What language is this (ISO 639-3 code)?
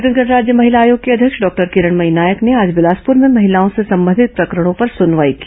hin